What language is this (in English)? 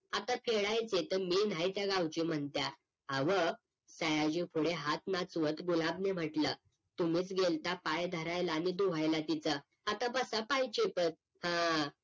Marathi